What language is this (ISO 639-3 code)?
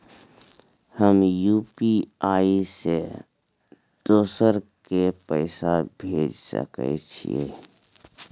mai